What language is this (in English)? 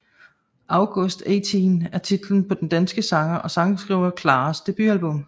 Danish